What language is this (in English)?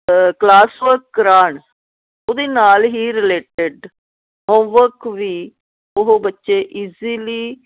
Punjabi